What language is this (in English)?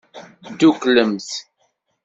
Kabyle